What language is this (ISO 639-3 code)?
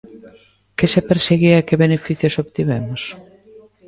glg